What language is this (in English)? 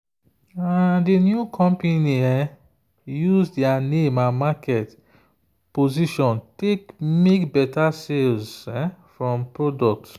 Nigerian Pidgin